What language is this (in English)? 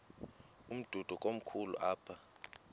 Xhosa